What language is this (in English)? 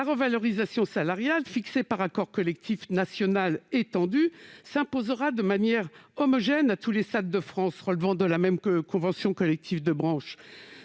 French